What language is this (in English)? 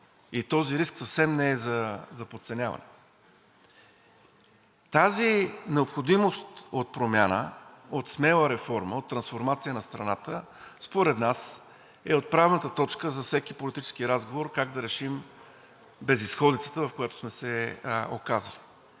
Bulgarian